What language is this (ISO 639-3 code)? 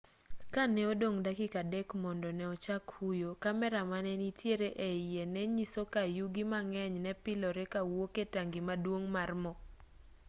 luo